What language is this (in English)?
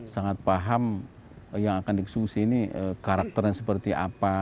Indonesian